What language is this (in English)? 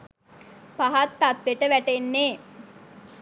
Sinhala